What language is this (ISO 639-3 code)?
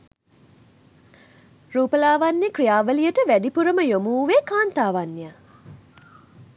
sin